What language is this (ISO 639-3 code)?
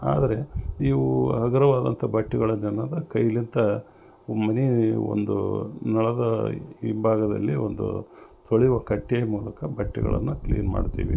kan